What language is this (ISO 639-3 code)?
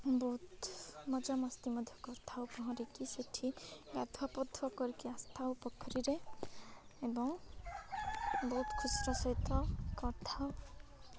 ori